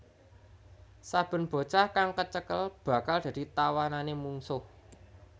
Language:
Javanese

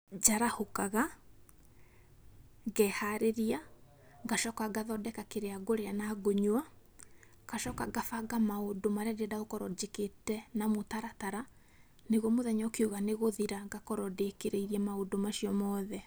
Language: Kikuyu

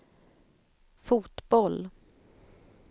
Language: Swedish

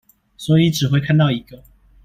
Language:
Chinese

